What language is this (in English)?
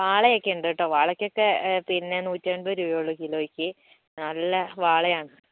Malayalam